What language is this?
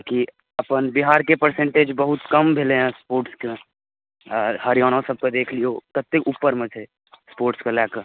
Maithili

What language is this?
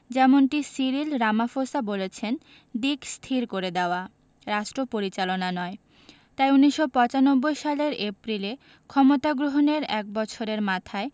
Bangla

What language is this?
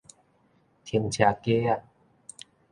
Min Nan Chinese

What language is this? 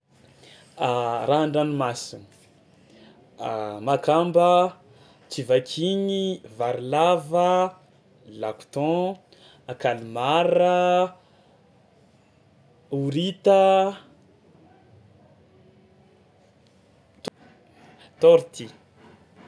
Tsimihety Malagasy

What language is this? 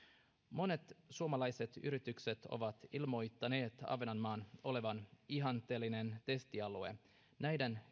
Finnish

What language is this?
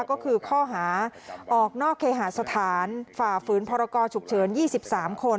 Thai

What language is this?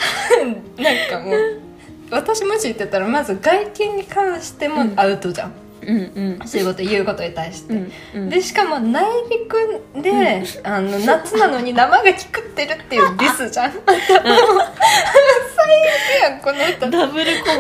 Japanese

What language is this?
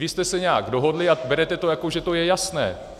Czech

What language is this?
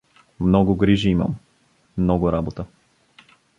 Bulgarian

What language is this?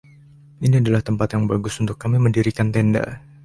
Indonesian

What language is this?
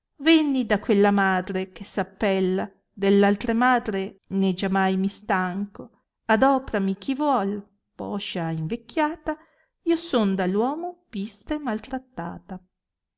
Italian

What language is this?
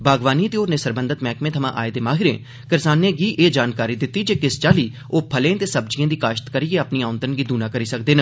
Dogri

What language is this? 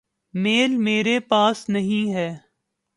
Urdu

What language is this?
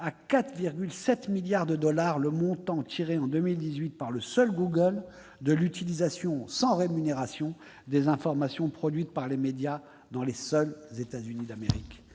French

